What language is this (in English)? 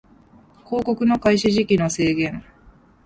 Japanese